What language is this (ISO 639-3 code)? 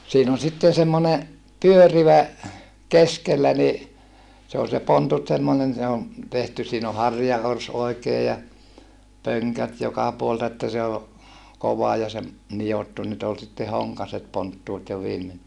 fin